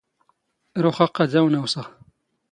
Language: Standard Moroccan Tamazight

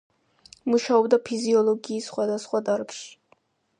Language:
Georgian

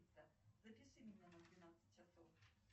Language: Russian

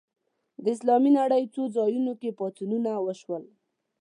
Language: Pashto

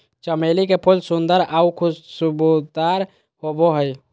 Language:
Magahi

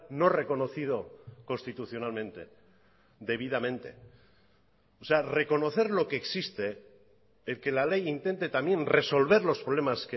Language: Spanish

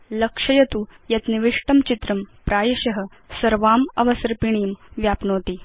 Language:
Sanskrit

